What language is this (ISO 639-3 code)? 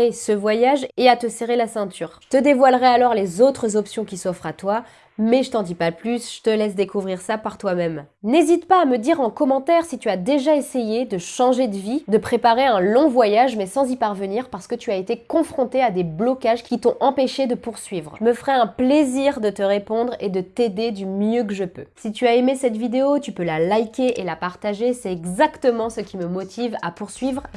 fra